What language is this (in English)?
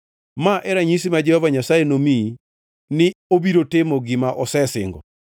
Luo (Kenya and Tanzania)